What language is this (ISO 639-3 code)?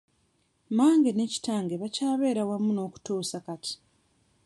lug